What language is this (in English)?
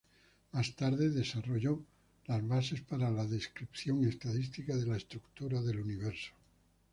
Spanish